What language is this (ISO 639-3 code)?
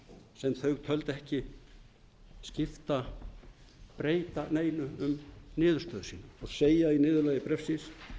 isl